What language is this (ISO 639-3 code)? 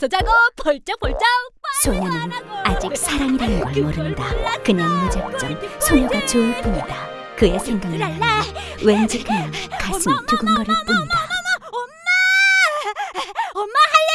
kor